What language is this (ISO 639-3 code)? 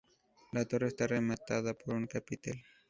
spa